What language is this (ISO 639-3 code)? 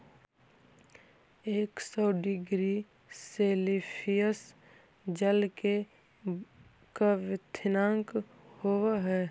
mag